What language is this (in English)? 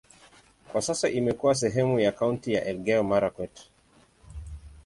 Swahili